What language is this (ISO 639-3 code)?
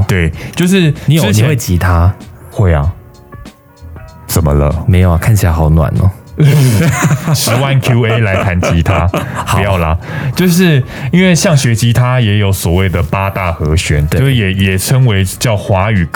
zho